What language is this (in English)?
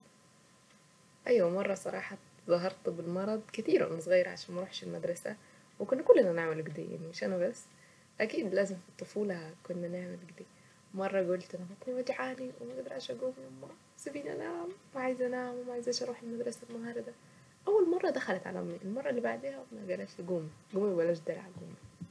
Saidi Arabic